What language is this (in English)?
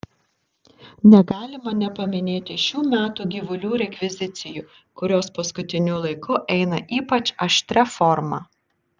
Lithuanian